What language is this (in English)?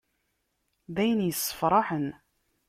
Kabyle